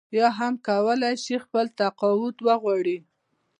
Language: Pashto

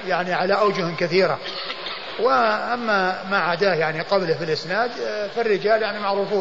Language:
Arabic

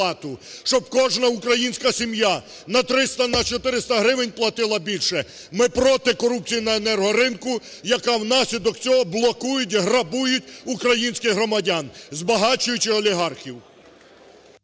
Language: Ukrainian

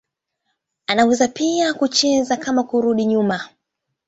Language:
Swahili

